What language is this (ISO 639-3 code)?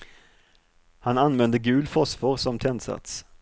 swe